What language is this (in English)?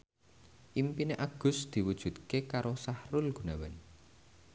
Javanese